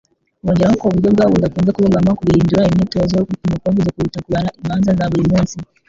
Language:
Kinyarwanda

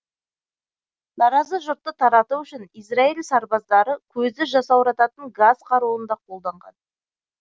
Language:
Kazakh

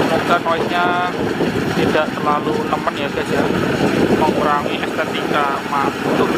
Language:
Indonesian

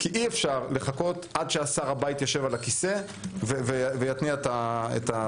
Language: Hebrew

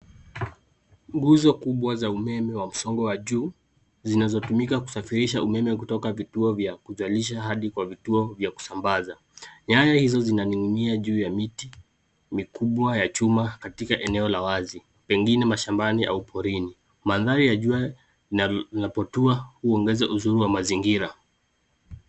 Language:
Swahili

